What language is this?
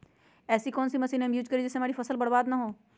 Magahi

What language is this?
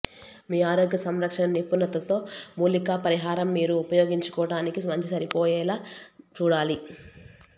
Telugu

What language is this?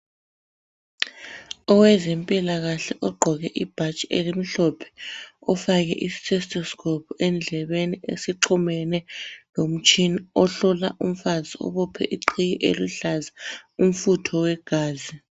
North Ndebele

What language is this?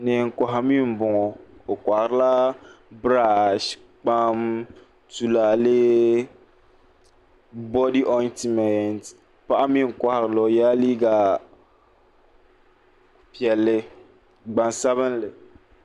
Dagbani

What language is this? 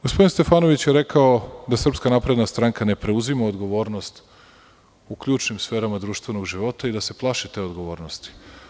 Serbian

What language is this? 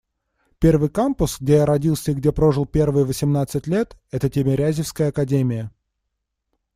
Russian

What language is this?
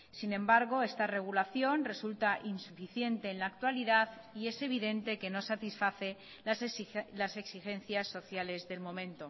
Spanish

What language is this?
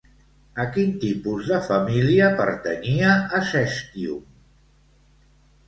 Catalan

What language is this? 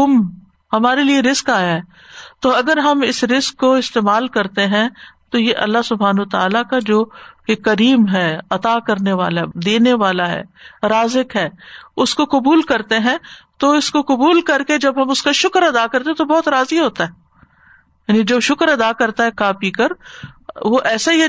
Urdu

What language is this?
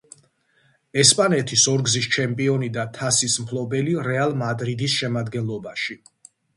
Georgian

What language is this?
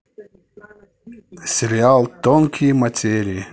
Russian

